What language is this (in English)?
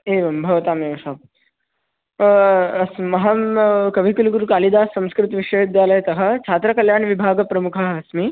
Sanskrit